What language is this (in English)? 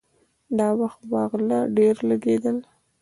Pashto